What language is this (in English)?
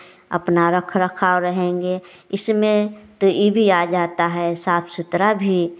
Hindi